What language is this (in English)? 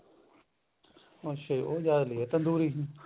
Punjabi